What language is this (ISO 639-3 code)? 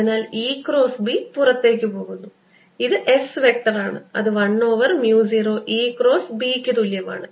mal